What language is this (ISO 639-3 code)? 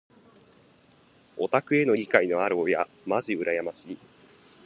jpn